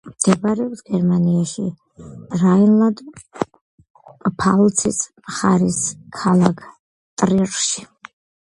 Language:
Georgian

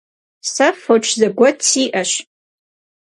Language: Kabardian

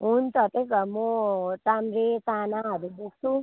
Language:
Nepali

